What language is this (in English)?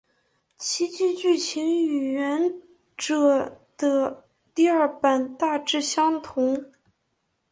Chinese